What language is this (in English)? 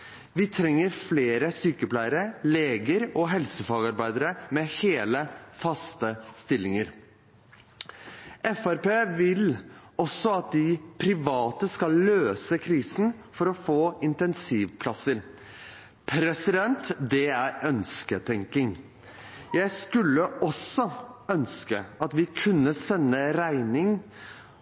Norwegian Bokmål